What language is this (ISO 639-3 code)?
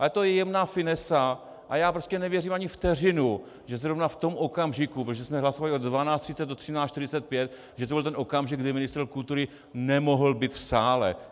ces